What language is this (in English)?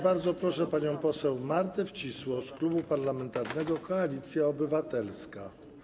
Polish